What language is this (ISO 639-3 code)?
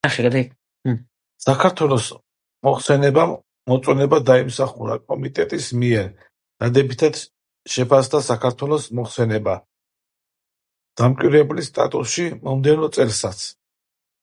kat